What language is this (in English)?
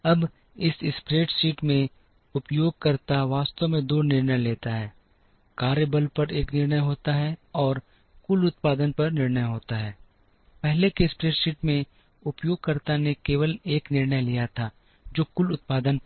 Hindi